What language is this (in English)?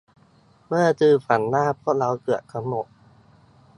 Thai